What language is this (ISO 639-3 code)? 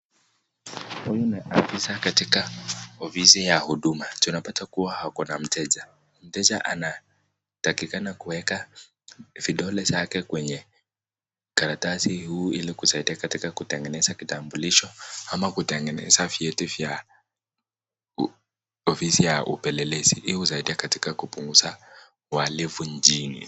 swa